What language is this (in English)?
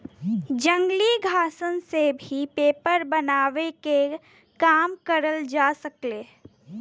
Bhojpuri